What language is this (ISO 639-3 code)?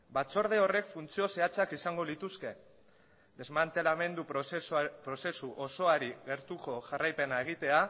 eus